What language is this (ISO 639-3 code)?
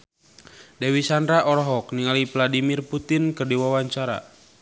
sun